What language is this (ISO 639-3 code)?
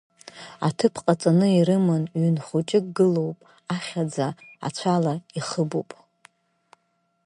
abk